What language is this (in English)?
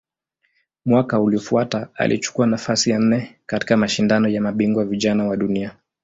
Swahili